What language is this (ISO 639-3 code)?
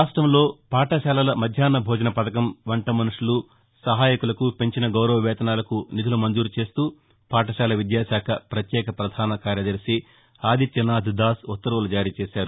tel